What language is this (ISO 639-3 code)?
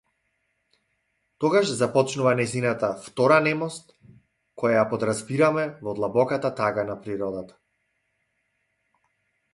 mkd